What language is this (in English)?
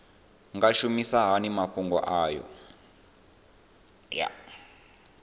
Venda